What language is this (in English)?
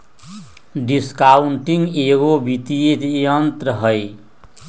Magahi